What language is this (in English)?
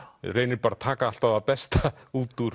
Icelandic